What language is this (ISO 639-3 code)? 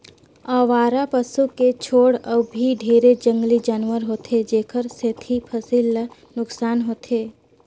hne